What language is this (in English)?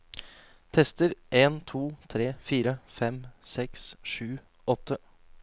Norwegian